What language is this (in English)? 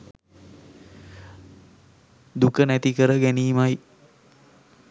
Sinhala